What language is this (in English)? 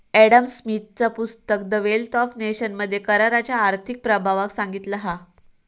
Marathi